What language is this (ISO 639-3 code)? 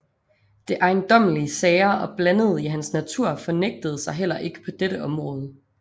dan